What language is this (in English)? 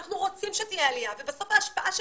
Hebrew